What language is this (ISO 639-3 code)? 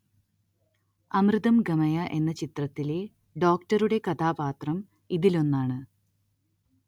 mal